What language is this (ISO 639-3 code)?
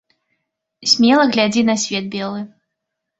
bel